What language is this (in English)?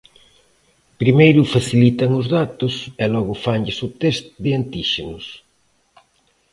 Galician